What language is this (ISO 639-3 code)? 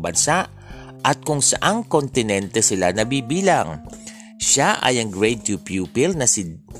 fil